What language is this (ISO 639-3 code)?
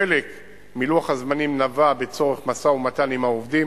heb